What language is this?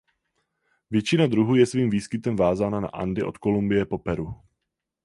Czech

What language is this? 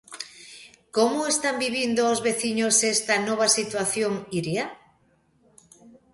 Galician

